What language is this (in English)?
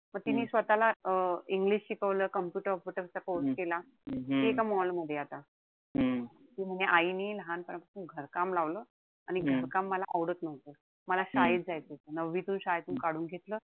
Marathi